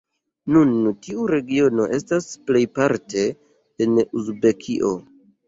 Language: Esperanto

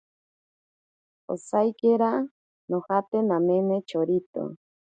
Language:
Ashéninka Perené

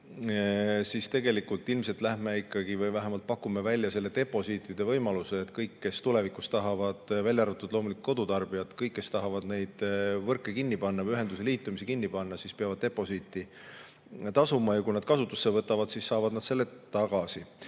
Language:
Estonian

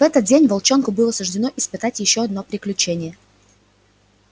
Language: Russian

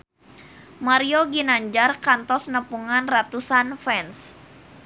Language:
Sundanese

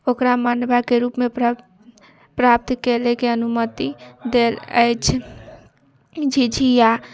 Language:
Maithili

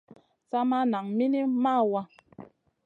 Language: Masana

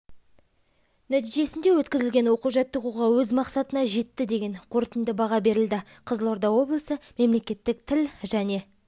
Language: Kazakh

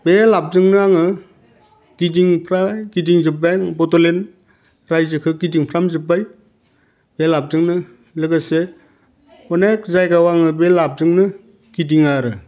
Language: Bodo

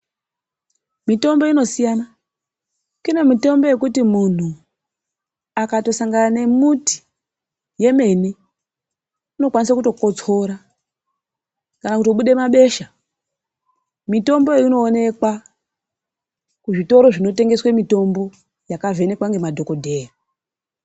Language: Ndau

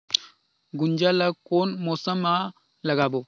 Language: Chhattisgarhi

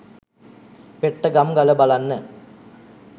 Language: Sinhala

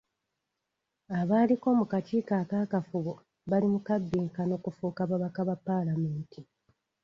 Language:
Ganda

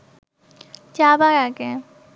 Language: Bangla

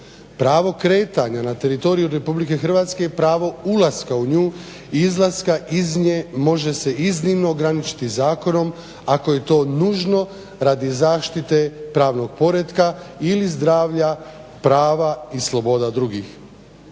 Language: Croatian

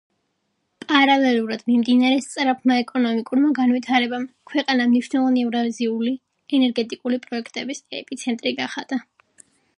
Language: Georgian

